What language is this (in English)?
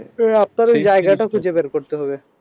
Bangla